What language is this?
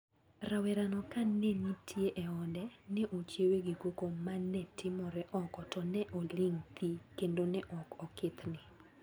Luo (Kenya and Tanzania)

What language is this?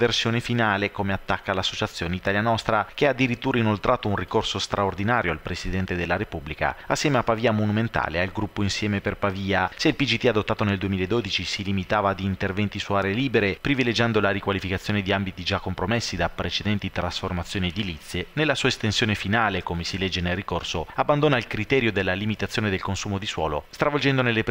Italian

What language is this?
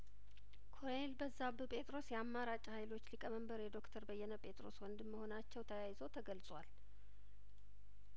Amharic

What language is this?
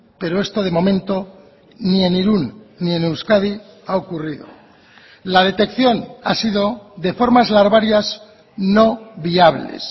Spanish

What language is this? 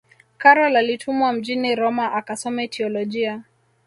Swahili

